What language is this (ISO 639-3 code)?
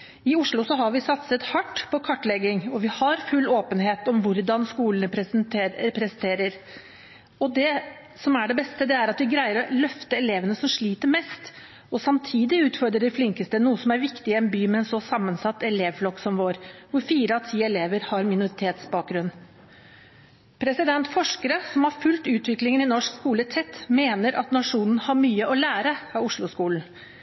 nob